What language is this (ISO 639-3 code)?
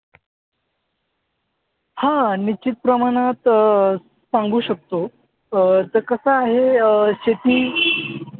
mar